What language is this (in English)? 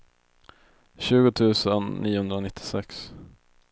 Swedish